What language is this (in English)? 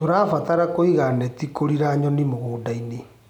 Kikuyu